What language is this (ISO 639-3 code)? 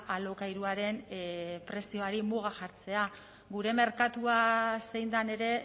eus